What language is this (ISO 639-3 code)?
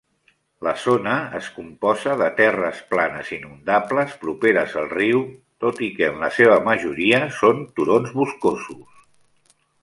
cat